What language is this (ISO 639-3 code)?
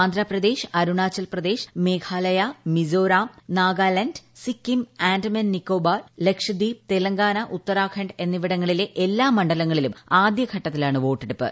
mal